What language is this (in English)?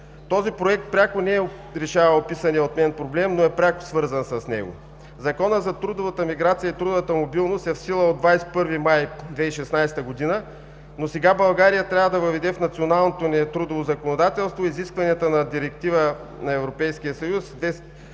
Bulgarian